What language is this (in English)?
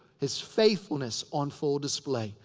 English